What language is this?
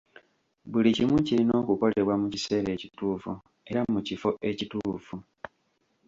Ganda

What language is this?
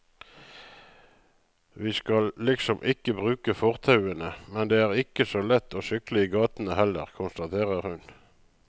Norwegian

